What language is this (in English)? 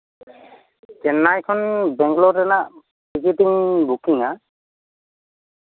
Santali